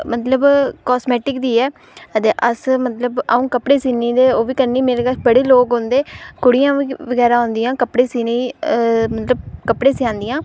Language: Dogri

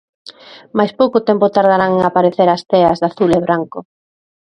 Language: Galician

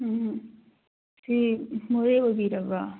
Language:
Manipuri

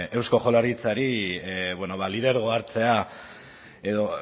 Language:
Basque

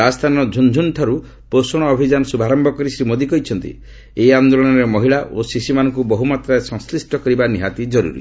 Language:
Odia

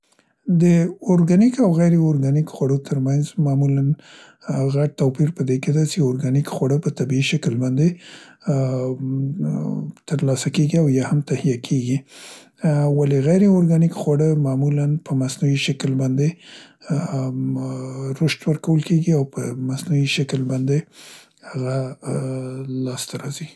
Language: Central Pashto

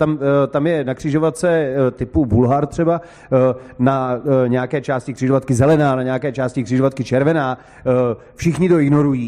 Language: Czech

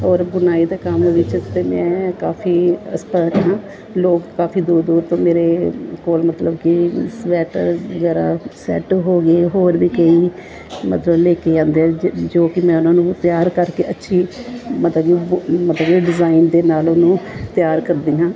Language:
Punjabi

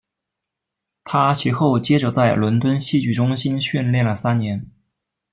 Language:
Chinese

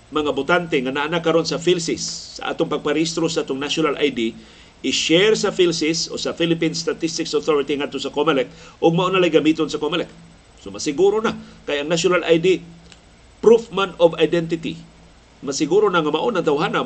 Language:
Filipino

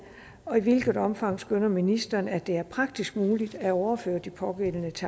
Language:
Danish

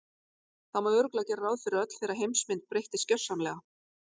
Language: Icelandic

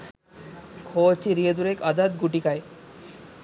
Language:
Sinhala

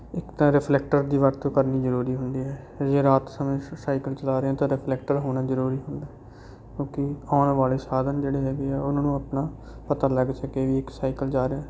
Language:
Punjabi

